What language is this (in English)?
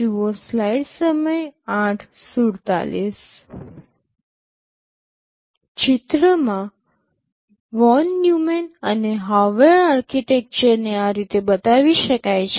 Gujarati